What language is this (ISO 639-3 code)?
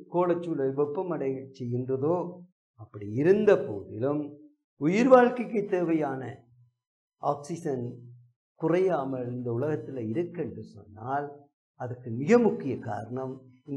tam